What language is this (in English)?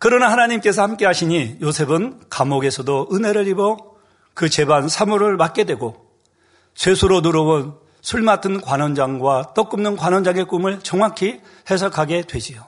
Korean